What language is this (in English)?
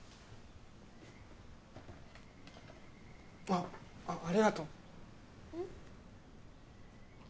Japanese